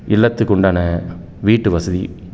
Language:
Tamil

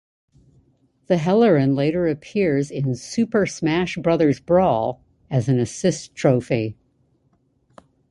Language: English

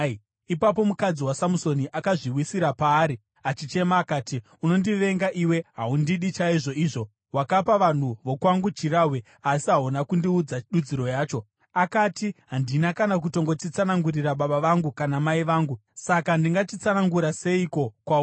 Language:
Shona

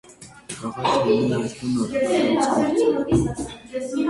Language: Armenian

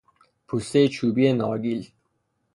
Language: Persian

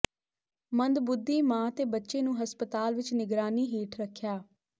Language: Punjabi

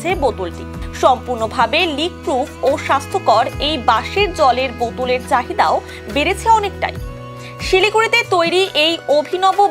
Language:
Bangla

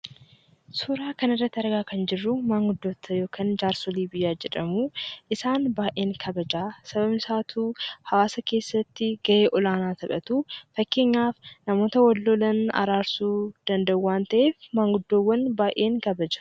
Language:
Oromo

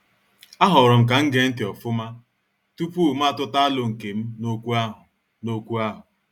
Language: Igbo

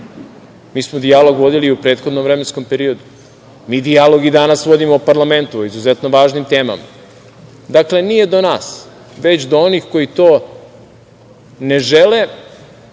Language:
Serbian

